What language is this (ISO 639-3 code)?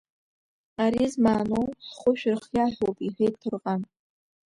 abk